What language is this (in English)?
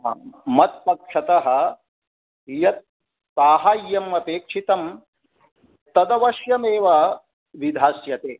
Sanskrit